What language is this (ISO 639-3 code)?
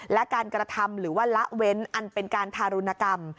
tha